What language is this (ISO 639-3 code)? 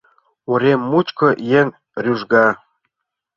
chm